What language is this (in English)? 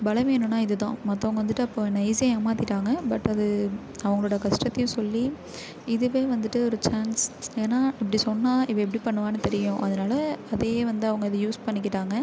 Tamil